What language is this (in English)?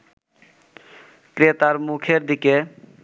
Bangla